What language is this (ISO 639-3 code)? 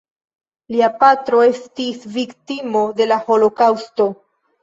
epo